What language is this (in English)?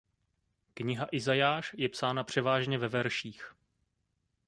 Czech